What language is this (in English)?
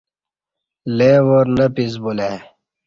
Kati